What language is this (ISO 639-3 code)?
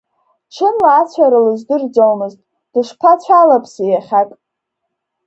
abk